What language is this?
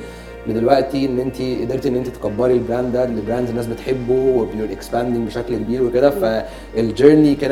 Arabic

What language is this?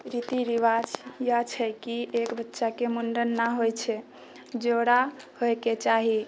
Maithili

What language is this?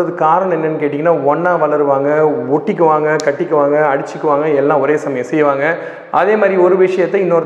Tamil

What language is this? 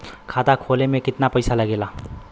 Bhojpuri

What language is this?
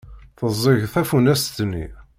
Kabyle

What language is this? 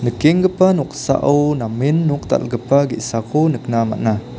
Garo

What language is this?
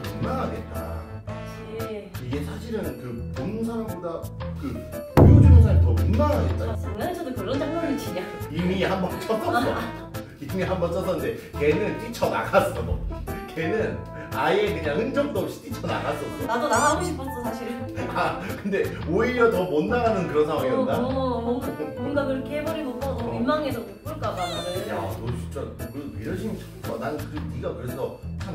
Korean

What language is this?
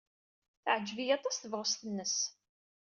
Kabyle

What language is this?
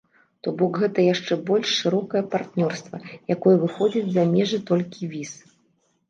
Belarusian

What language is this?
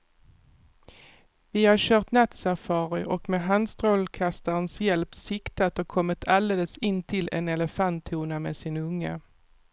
Swedish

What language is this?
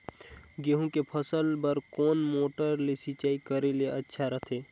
Chhattisgarhi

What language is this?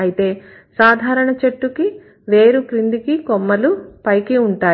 Telugu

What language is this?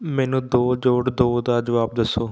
Punjabi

